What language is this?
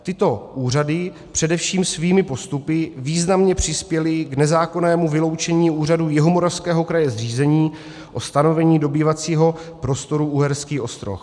Czech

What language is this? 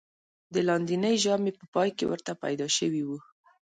Pashto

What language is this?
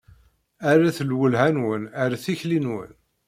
Kabyle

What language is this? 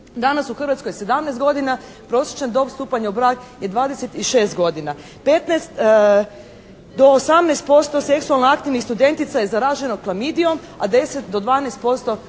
Croatian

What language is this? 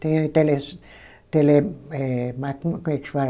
Portuguese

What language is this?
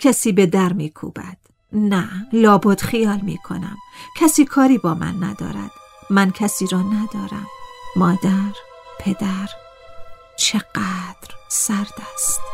Persian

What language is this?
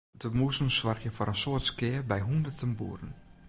Western Frisian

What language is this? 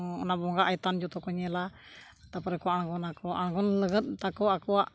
Santali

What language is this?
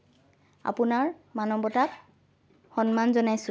Assamese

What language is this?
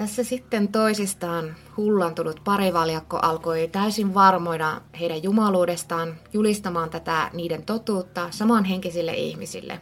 Finnish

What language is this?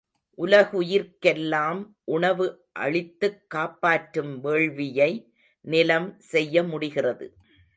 Tamil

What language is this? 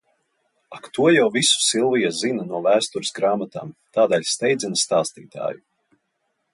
Latvian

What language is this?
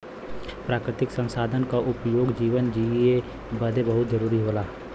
Bhojpuri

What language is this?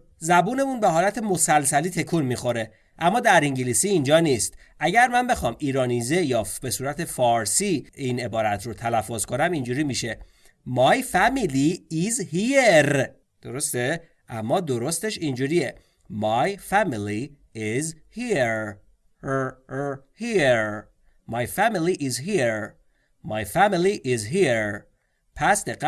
Persian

